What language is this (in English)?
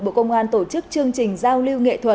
Vietnamese